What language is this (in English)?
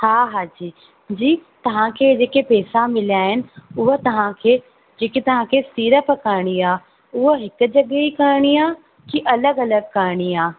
Sindhi